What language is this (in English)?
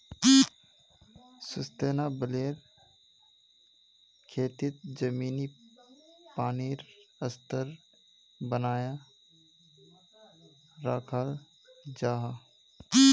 Magahi